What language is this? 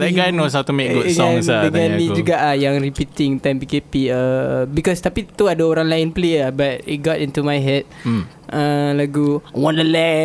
Malay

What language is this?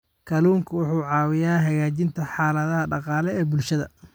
Somali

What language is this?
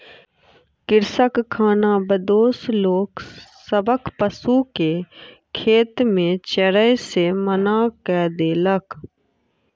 Maithili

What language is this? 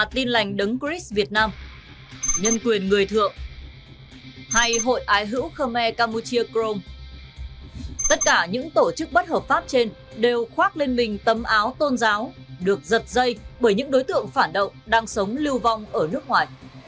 Vietnamese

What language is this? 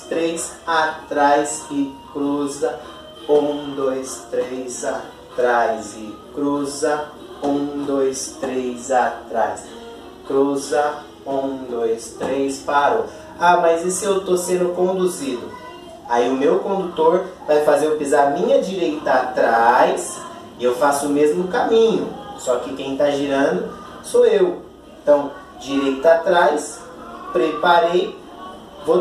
Portuguese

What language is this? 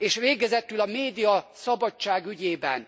Hungarian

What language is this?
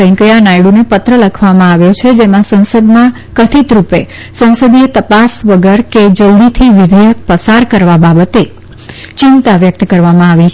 Gujarati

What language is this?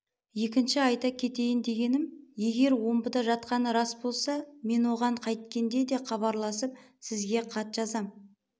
Kazakh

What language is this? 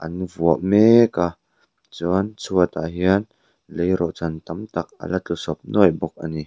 Mizo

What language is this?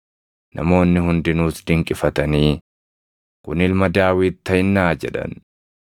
Oromo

